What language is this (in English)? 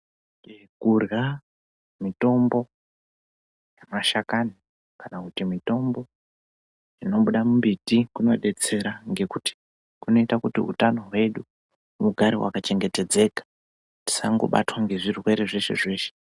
Ndau